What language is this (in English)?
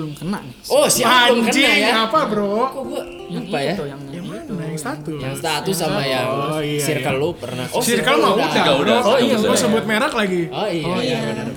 Indonesian